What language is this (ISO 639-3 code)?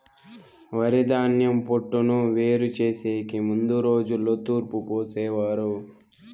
tel